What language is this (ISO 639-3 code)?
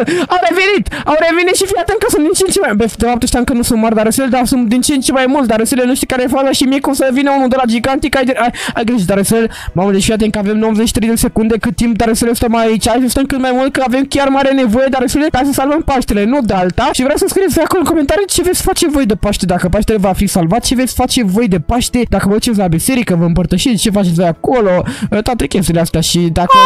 ron